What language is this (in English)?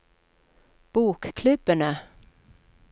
Norwegian